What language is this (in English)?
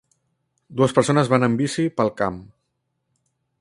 Catalan